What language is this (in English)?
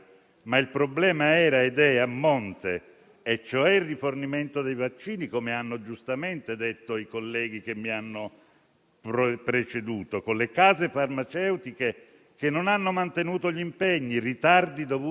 Italian